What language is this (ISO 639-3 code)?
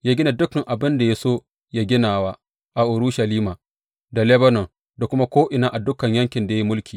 hau